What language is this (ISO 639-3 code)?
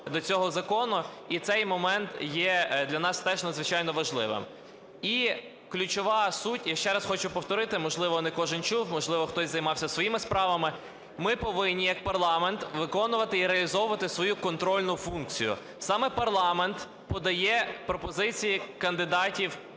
ukr